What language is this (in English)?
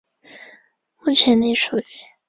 Chinese